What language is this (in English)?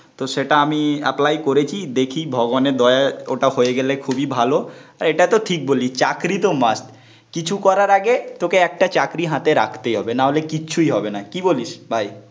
Bangla